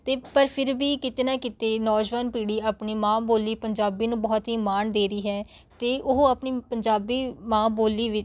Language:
Punjabi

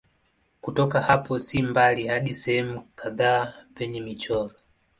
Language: Swahili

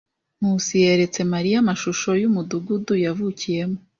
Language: Kinyarwanda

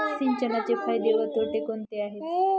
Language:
Marathi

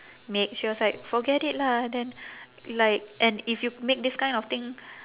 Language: English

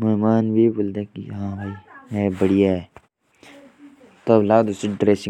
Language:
Jaunsari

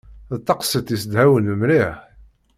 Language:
Kabyle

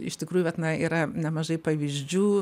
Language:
Lithuanian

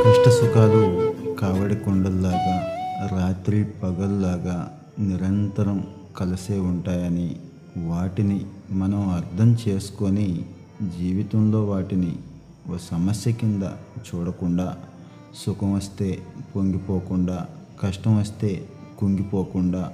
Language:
Telugu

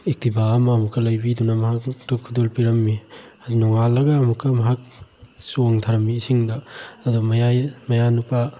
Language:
Manipuri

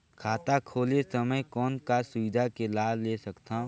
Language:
Chhattisgarhi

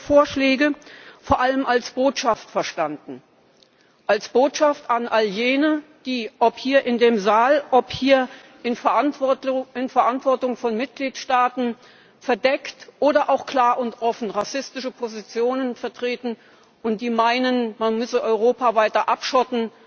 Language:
German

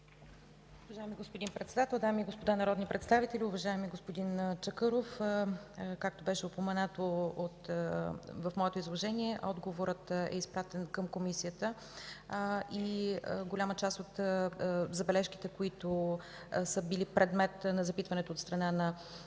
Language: Bulgarian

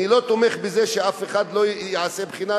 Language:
Hebrew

